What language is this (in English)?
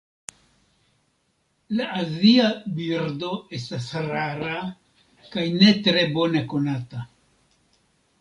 Esperanto